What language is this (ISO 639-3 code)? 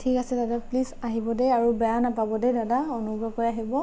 asm